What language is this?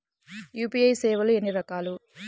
Telugu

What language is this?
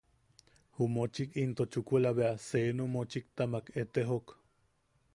Yaqui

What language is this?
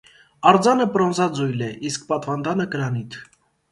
Armenian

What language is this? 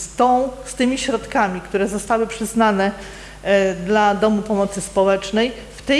Polish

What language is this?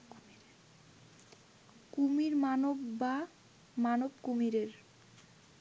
Bangla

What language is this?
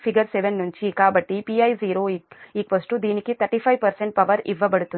Telugu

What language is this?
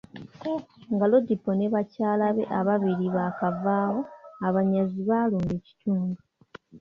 Ganda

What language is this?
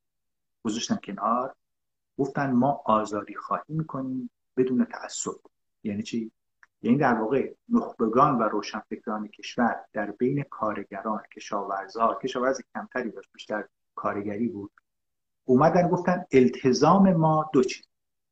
Persian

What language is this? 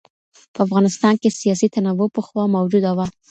Pashto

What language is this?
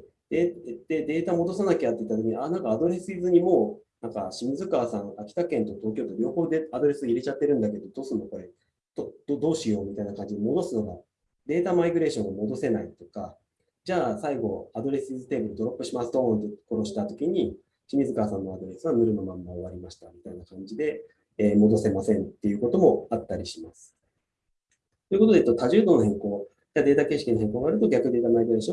Japanese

